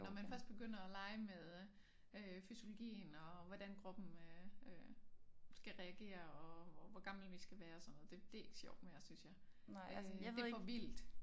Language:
Danish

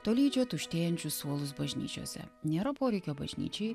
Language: Lithuanian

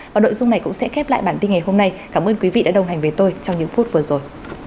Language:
Vietnamese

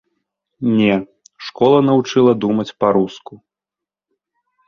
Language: Belarusian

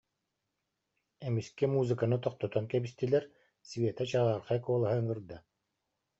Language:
Yakut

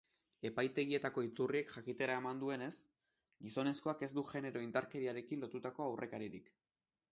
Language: Basque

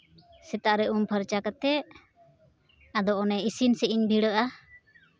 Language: Santali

